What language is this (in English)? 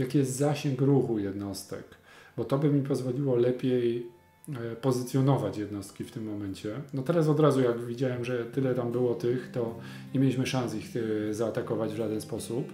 Polish